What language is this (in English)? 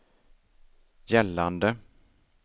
Swedish